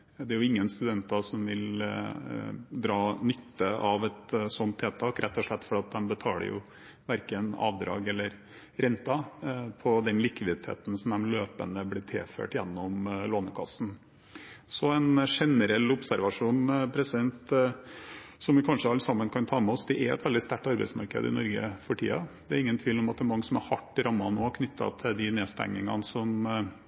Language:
Norwegian Bokmål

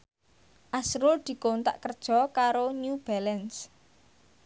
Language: Javanese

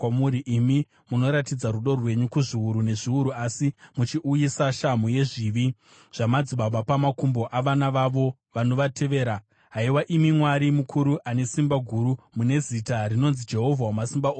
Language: Shona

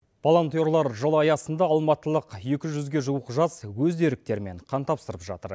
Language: Kazakh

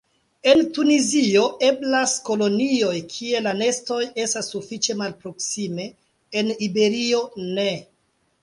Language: Esperanto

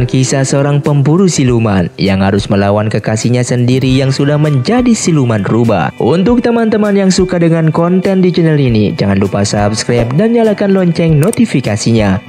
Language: Indonesian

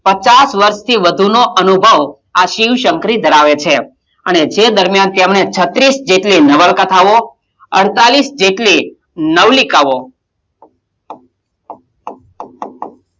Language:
Gujarati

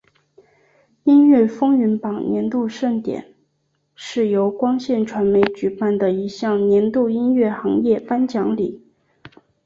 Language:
Chinese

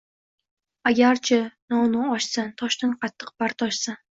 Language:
Uzbek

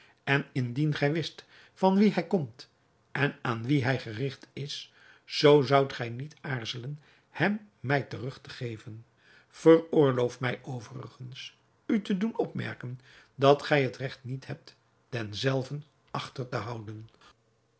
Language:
Dutch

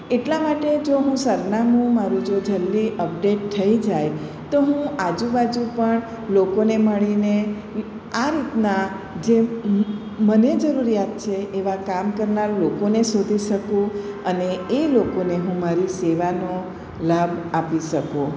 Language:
Gujarati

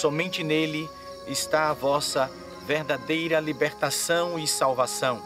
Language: Portuguese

